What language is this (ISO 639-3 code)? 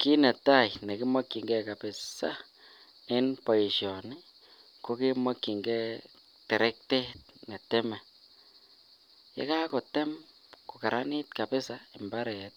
kln